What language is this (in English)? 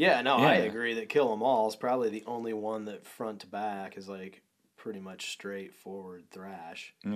English